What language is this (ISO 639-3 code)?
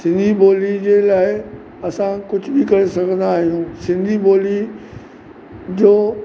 snd